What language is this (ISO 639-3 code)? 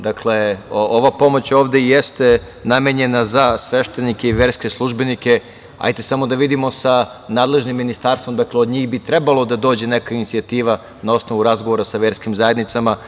srp